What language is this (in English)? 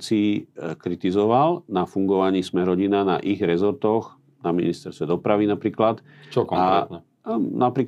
Slovak